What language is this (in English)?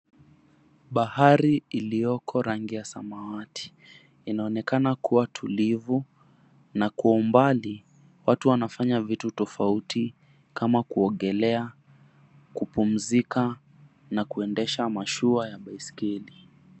Swahili